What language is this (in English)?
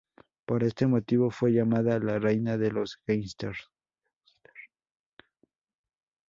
Spanish